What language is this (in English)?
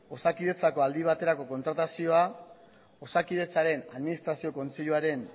Basque